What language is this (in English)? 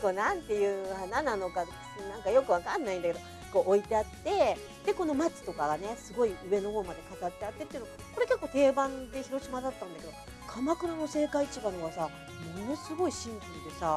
Japanese